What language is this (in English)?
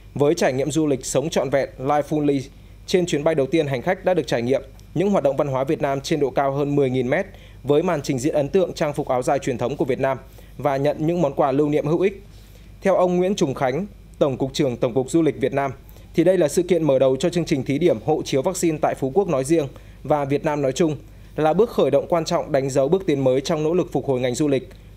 Vietnamese